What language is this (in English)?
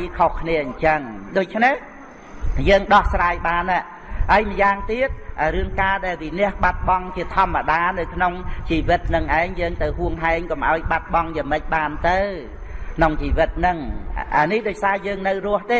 Vietnamese